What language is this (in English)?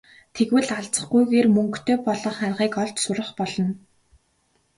Mongolian